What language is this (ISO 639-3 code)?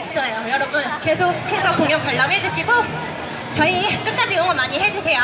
kor